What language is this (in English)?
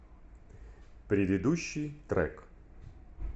Russian